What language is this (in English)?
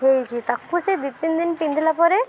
Odia